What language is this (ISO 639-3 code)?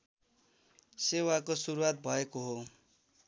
nep